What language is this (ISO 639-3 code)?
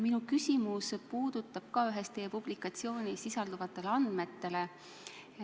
est